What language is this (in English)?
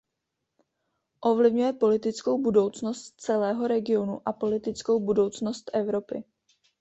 Czech